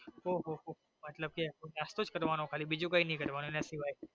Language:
Gujarati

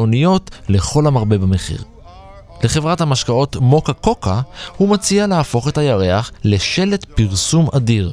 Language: Hebrew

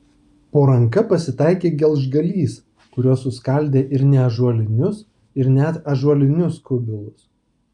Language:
Lithuanian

